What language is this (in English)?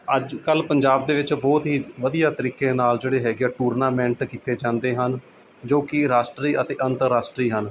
Punjabi